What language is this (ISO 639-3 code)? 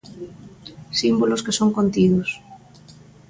glg